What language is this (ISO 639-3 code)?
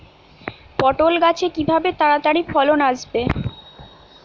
ben